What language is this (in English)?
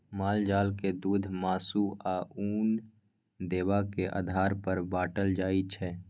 Maithili